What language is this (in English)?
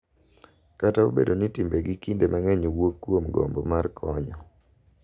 Luo (Kenya and Tanzania)